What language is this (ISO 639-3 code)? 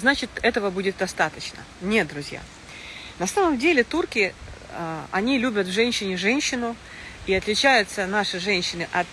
rus